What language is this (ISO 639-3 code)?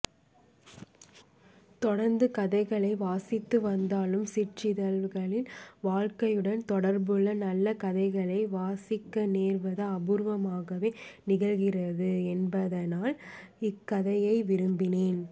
tam